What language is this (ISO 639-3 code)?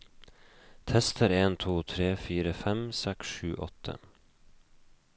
nor